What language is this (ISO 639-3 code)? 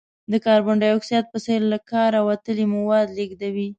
pus